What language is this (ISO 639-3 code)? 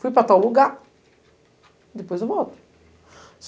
por